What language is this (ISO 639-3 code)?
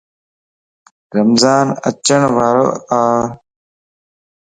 lss